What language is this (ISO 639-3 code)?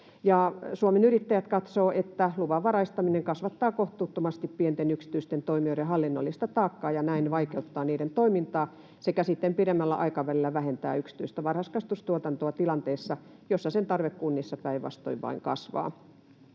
fin